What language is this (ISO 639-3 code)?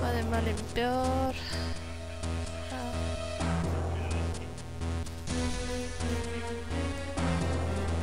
spa